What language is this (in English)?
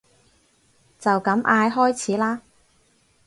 Cantonese